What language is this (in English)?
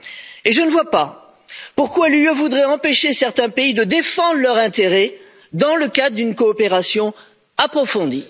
French